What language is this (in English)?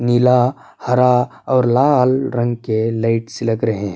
Urdu